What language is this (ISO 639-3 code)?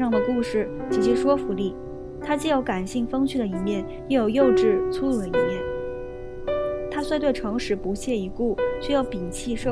zho